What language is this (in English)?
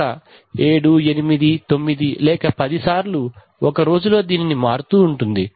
Telugu